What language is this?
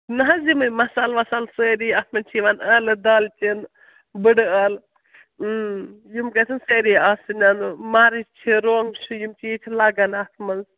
Kashmiri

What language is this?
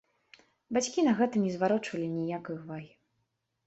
Belarusian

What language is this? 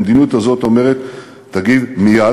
Hebrew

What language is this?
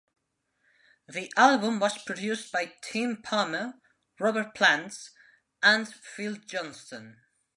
English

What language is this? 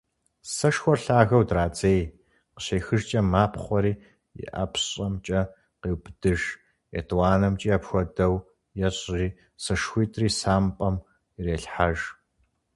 Kabardian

